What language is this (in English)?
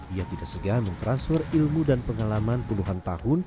Indonesian